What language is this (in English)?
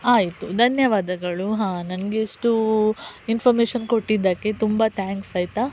Kannada